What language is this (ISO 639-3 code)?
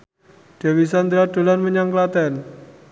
jav